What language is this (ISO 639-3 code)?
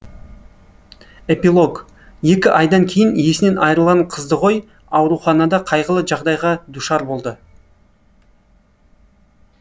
kaz